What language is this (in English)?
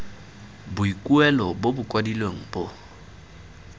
Tswana